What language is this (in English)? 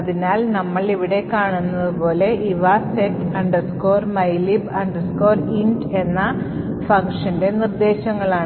Malayalam